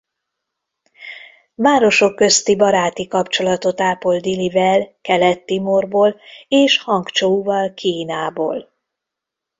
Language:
Hungarian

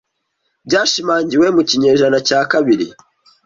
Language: Kinyarwanda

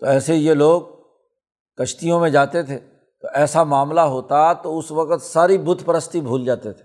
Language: Urdu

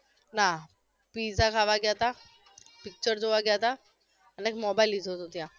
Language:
Gujarati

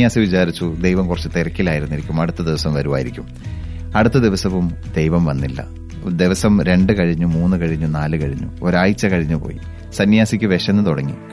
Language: Malayalam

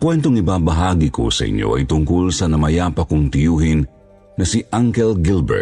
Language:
Filipino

